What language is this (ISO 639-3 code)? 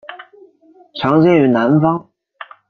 zho